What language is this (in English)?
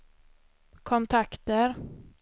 Swedish